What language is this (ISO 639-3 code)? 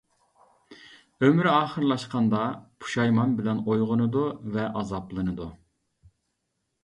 uig